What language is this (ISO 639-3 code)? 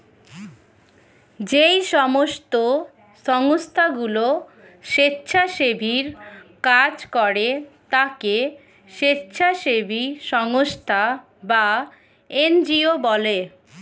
ben